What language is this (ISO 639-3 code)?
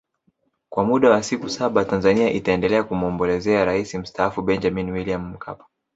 swa